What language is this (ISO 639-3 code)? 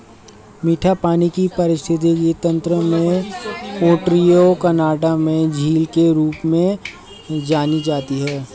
hin